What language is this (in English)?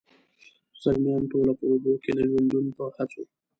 Pashto